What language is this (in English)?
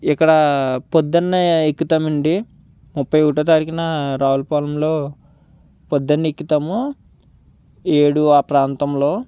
Telugu